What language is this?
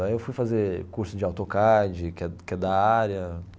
Portuguese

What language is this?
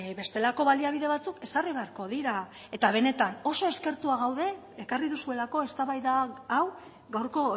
Basque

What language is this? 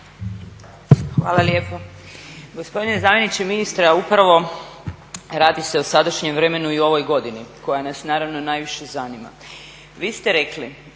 Croatian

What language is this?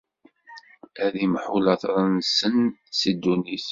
Kabyle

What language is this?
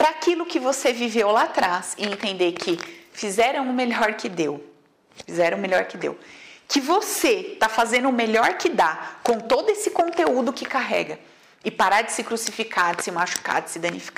Portuguese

